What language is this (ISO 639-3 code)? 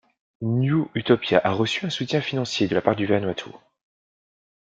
fra